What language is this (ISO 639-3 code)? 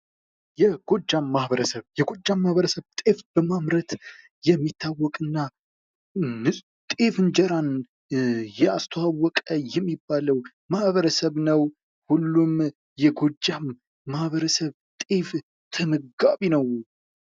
amh